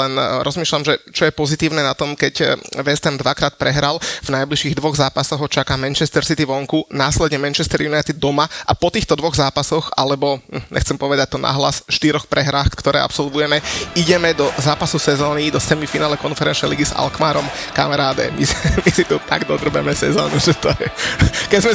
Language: Slovak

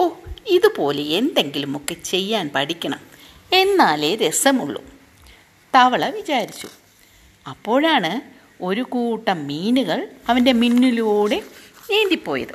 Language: Malayalam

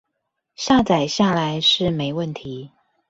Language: Chinese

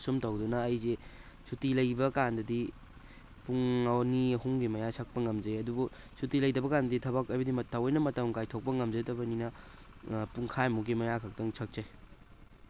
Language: Manipuri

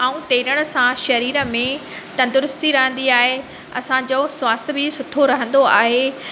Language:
Sindhi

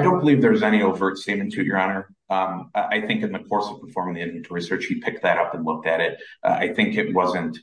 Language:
English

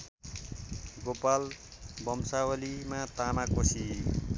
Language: Nepali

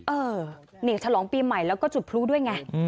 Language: Thai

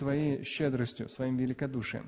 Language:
Russian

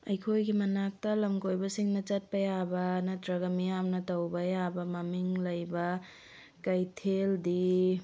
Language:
Manipuri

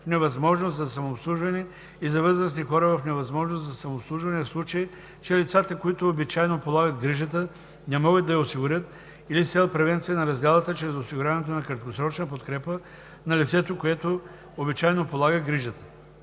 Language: Bulgarian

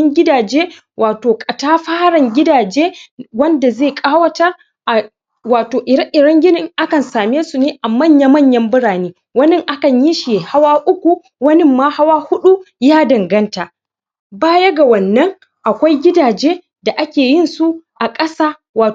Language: Hausa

